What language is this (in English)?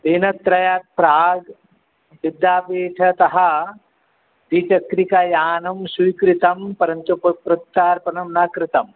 Sanskrit